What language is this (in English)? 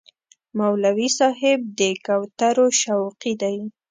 Pashto